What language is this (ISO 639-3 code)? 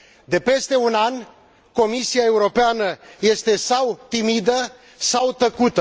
ron